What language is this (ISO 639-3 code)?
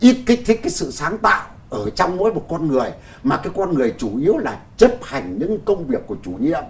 vie